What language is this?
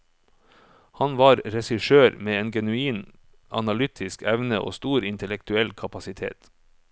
Norwegian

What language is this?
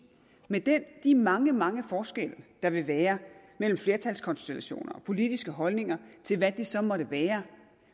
Danish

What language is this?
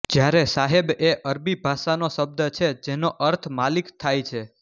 Gujarati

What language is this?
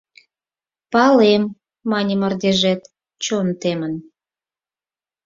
Mari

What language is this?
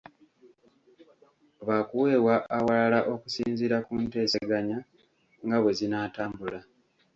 Ganda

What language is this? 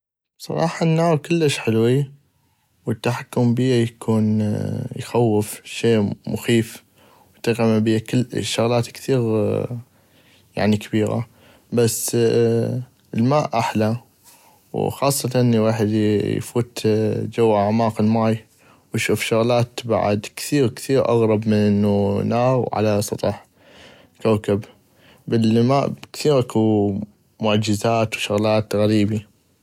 North Mesopotamian Arabic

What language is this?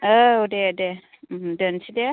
Bodo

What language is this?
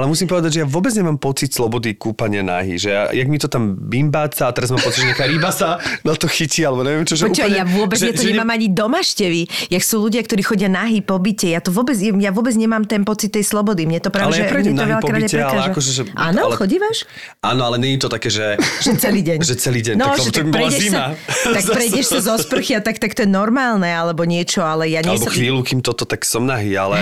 Slovak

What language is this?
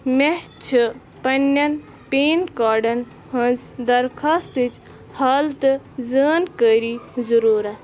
Kashmiri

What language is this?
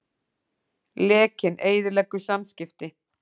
Icelandic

